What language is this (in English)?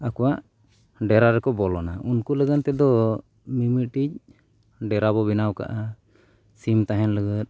Santali